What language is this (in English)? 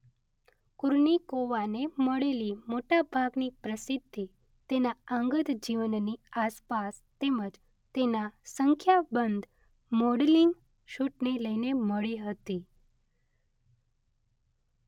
Gujarati